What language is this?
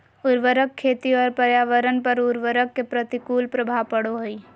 Magahi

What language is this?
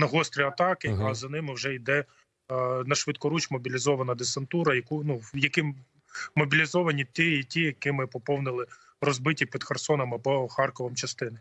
Ukrainian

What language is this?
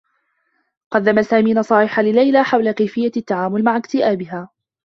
Arabic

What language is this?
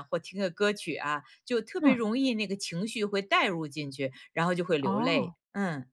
Chinese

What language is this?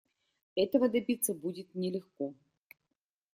Russian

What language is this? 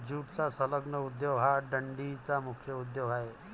Marathi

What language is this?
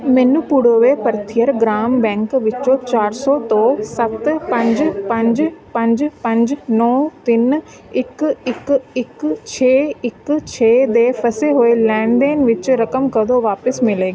Punjabi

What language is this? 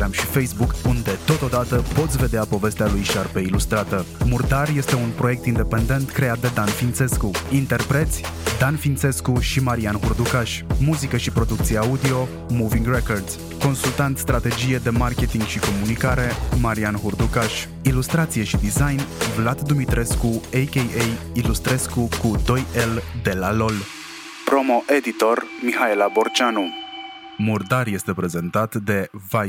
Romanian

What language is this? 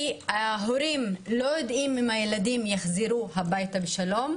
Hebrew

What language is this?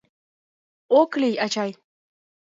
Mari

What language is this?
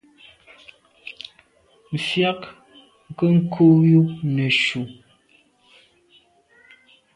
Medumba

